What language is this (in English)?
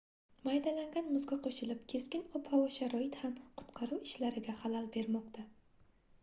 Uzbek